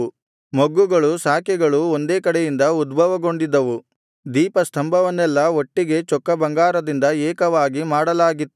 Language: Kannada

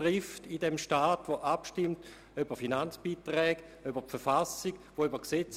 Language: Swiss German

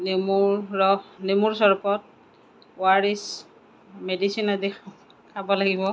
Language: Assamese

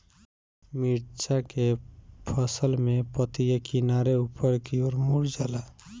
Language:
Bhojpuri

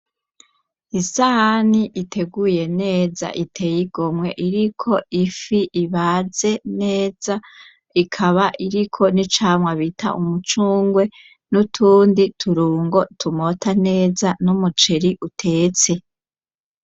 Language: Rundi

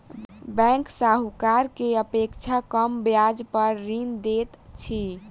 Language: Maithili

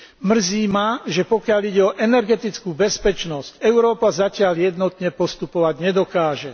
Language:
Slovak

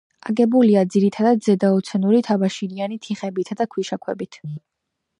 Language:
Georgian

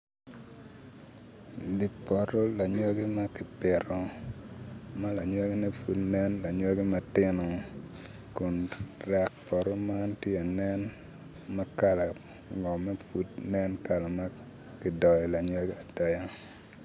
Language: Acoli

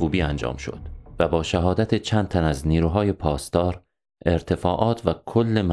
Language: Persian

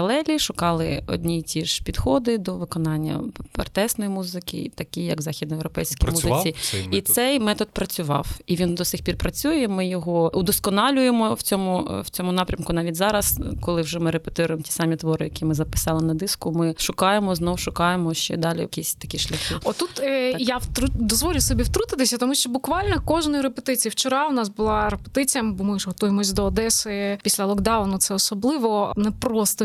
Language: Ukrainian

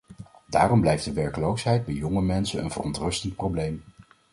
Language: Dutch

